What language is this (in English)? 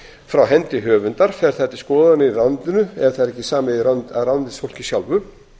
Icelandic